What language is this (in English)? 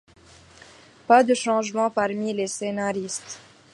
French